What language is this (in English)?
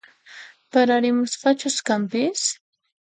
Puno Quechua